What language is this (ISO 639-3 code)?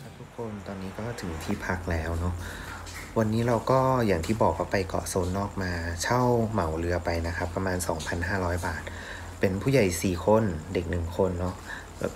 tha